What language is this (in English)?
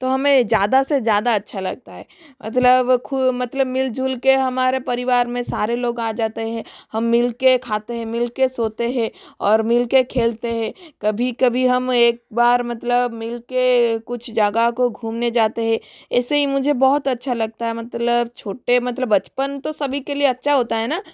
Hindi